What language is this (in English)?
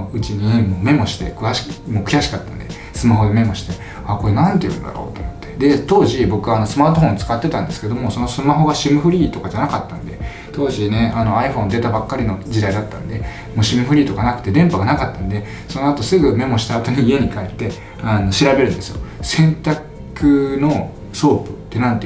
Japanese